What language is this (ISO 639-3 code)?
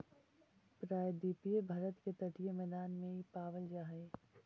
mag